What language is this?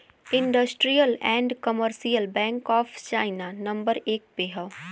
Bhojpuri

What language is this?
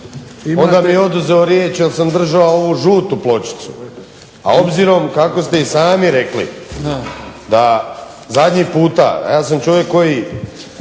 Croatian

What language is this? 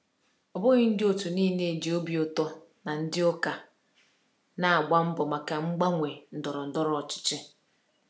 Igbo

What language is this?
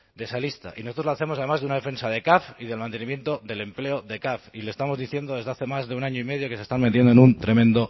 Spanish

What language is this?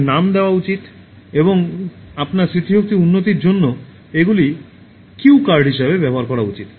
Bangla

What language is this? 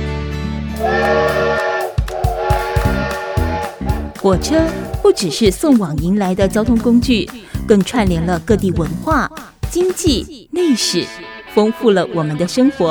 Chinese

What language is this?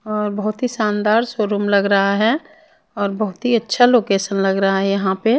Hindi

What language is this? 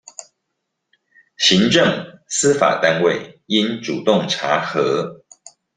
Chinese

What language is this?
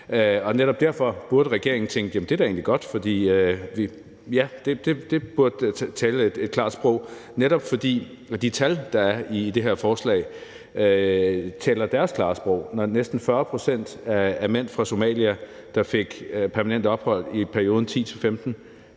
Danish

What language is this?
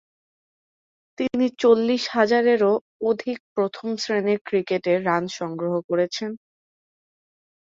Bangla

